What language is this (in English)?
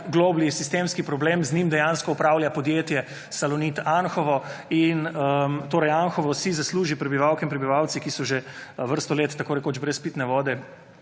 Slovenian